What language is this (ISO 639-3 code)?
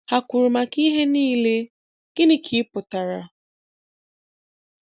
ibo